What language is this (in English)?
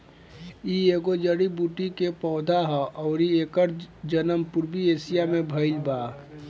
Bhojpuri